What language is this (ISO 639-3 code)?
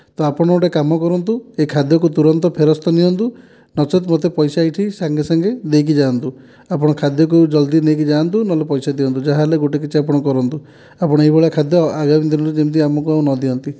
ori